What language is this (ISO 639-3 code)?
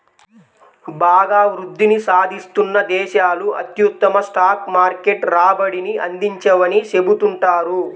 tel